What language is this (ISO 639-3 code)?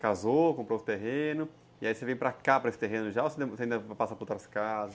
por